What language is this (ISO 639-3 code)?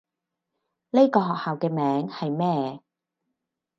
yue